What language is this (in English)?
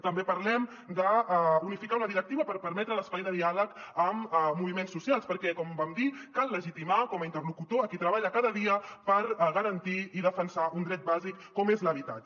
Catalan